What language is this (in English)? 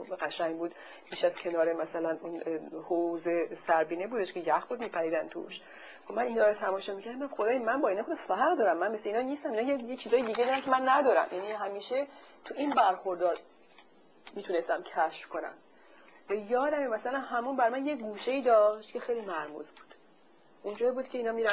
Persian